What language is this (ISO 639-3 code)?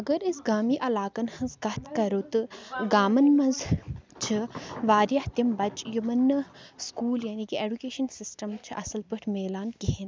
kas